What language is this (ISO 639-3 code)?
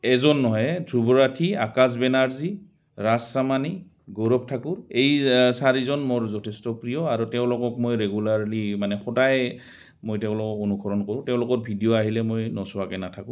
asm